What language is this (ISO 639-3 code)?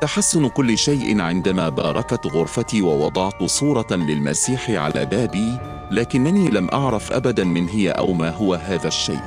ara